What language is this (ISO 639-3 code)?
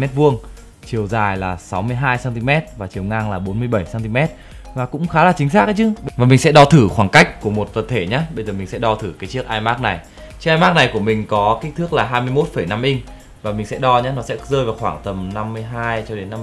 vie